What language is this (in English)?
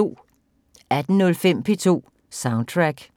Danish